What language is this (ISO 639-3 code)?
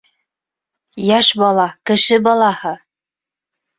bak